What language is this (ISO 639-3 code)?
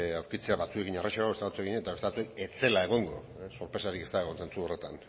eus